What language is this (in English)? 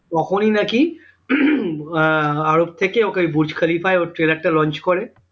Bangla